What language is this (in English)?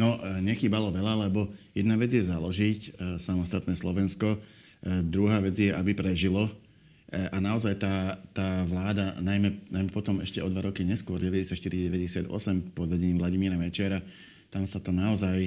Slovak